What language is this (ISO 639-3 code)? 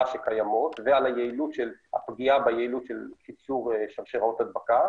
heb